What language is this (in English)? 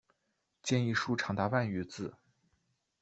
Chinese